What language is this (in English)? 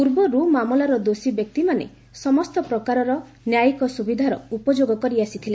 Odia